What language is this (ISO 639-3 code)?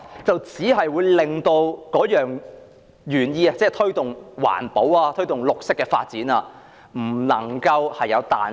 yue